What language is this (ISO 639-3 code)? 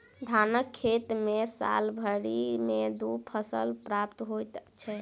mai